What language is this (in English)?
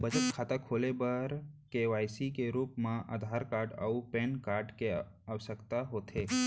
Chhattisgarhi